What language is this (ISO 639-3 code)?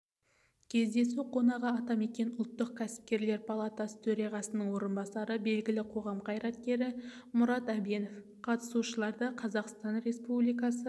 kaz